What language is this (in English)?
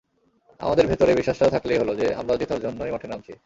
Bangla